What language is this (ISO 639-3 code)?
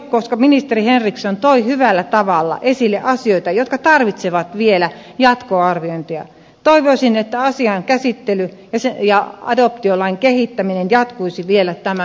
fin